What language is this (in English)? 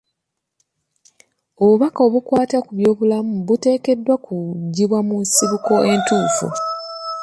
Ganda